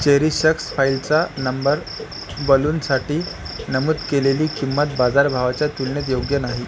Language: Marathi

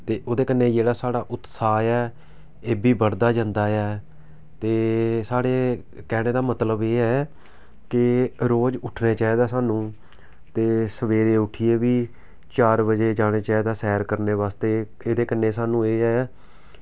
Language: Dogri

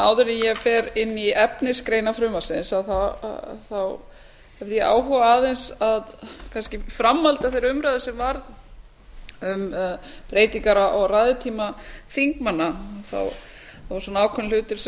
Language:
Icelandic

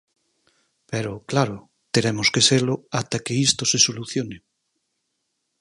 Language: Galician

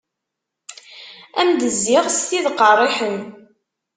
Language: Kabyle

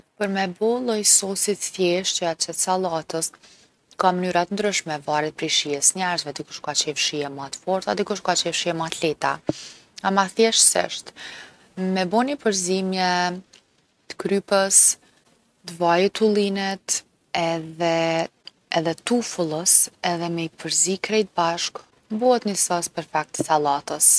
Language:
Gheg Albanian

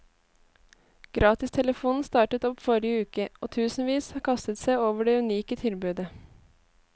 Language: Norwegian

